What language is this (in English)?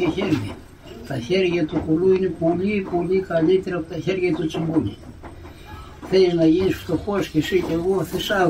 Greek